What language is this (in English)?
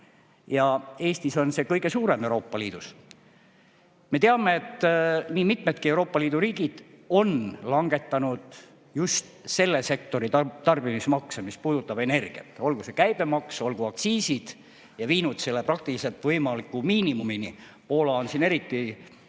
Estonian